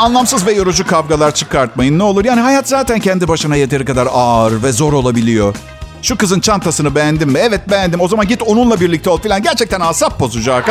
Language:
Turkish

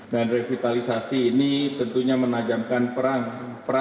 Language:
Indonesian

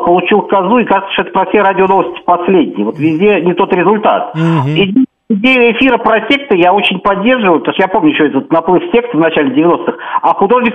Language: Russian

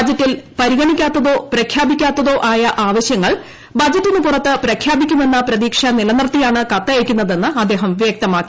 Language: Malayalam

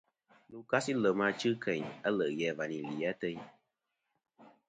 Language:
Kom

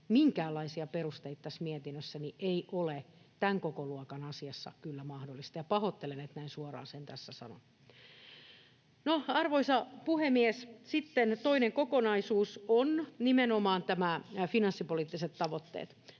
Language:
Finnish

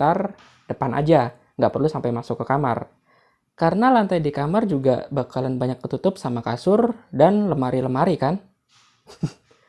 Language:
Indonesian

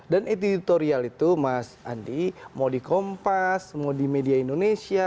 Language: Indonesian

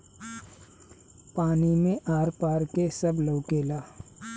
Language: Bhojpuri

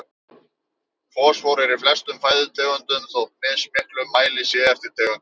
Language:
Icelandic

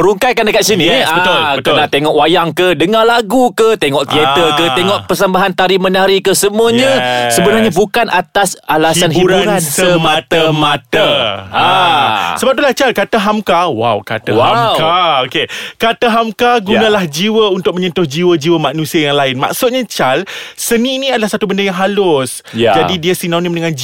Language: Malay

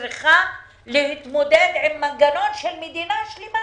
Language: Hebrew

